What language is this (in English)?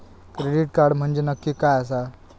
Marathi